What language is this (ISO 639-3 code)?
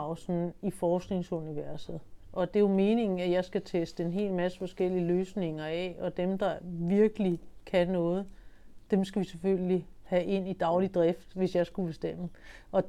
dan